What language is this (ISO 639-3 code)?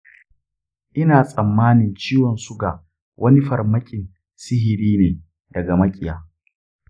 hau